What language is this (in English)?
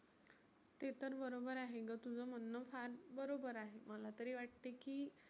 Marathi